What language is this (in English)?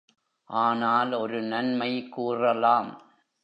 Tamil